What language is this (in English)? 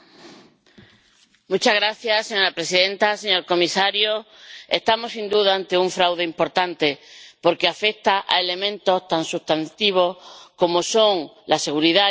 Spanish